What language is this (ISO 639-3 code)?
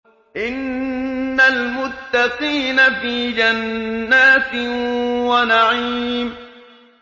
ara